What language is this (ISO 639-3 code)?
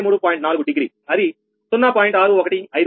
tel